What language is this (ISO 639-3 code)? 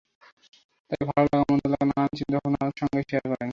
ben